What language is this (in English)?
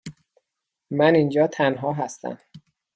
Persian